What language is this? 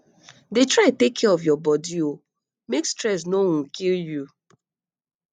Nigerian Pidgin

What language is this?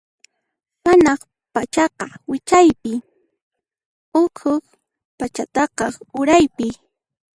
Puno Quechua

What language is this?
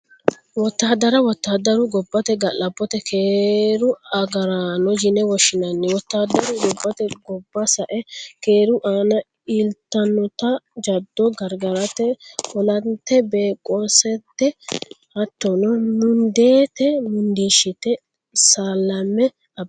Sidamo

